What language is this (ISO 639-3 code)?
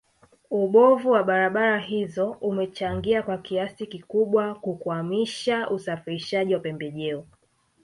swa